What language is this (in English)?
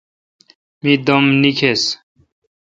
Kalkoti